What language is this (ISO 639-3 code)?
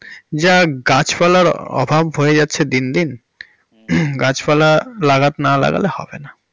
ben